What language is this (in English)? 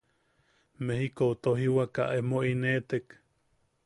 Yaqui